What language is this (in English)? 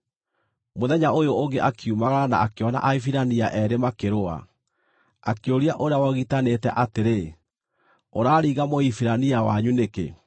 Kikuyu